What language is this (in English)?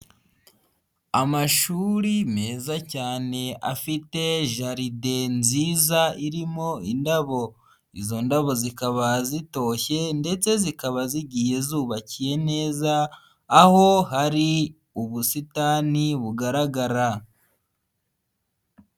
Kinyarwanda